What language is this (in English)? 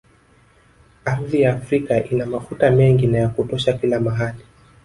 Swahili